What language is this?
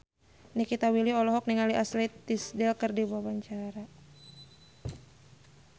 Sundanese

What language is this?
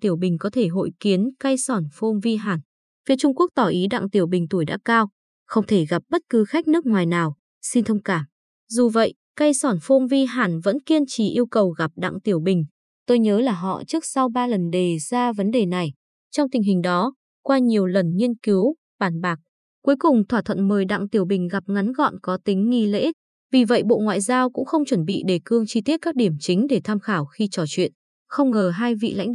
Vietnamese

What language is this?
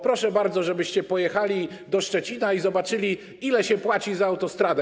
Polish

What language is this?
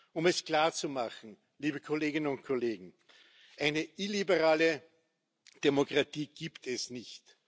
German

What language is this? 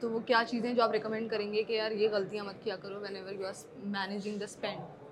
Urdu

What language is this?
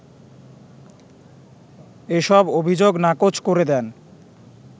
Bangla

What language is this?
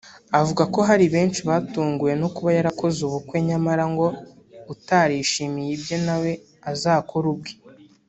Kinyarwanda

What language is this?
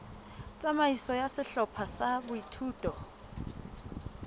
Southern Sotho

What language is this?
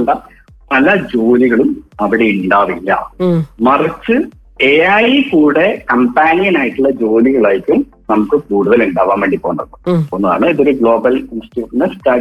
Malayalam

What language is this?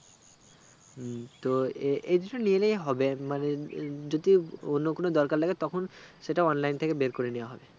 Bangla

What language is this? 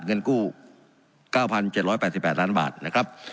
Thai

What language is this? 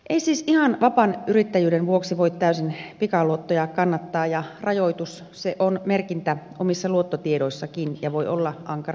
Finnish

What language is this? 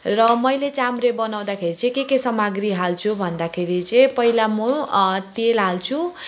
Nepali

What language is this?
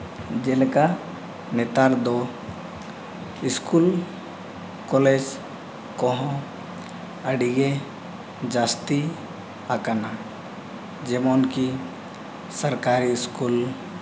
Santali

